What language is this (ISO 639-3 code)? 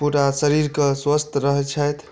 mai